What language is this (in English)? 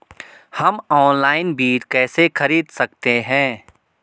Hindi